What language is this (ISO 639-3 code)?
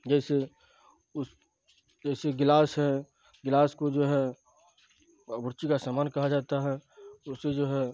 urd